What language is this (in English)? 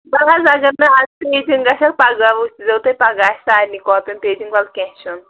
Kashmiri